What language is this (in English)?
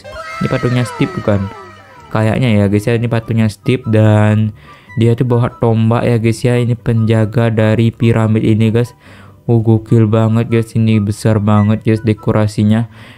Indonesian